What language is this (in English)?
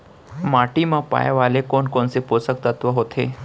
Chhattisgarhi